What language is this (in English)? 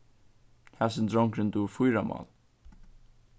Faroese